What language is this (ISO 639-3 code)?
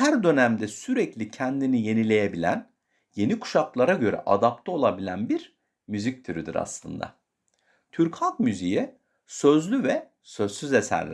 tur